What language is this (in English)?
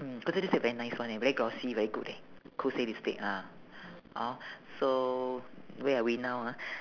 English